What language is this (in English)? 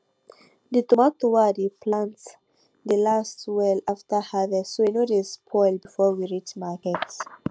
Nigerian Pidgin